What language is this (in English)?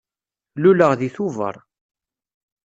Kabyle